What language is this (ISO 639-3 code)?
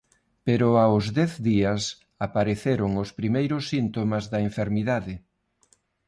glg